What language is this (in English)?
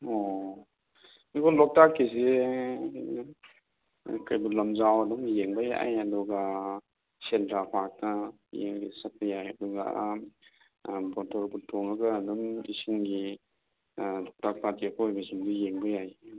Manipuri